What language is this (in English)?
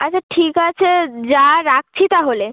Bangla